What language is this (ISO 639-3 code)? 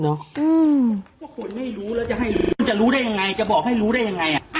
tha